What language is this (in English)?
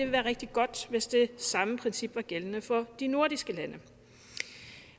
Danish